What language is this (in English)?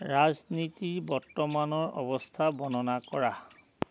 Assamese